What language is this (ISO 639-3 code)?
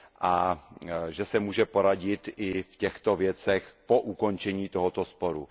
ces